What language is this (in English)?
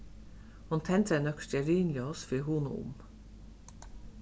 Faroese